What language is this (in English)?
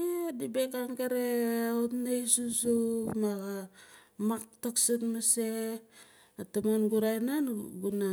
Nalik